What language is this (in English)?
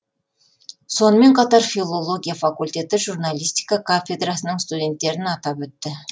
Kazakh